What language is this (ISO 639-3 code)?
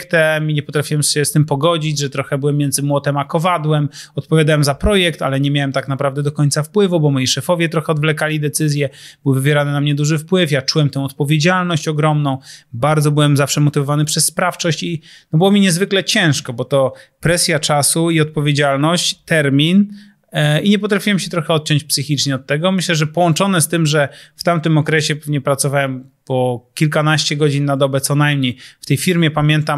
pol